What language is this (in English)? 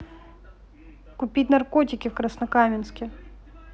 Russian